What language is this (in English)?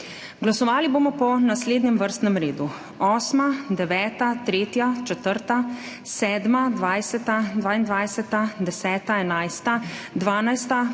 Slovenian